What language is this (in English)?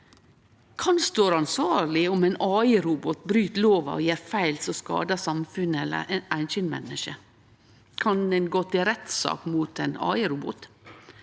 Norwegian